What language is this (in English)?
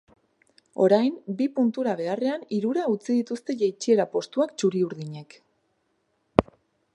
Basque